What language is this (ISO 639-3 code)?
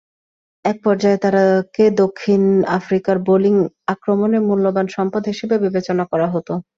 ben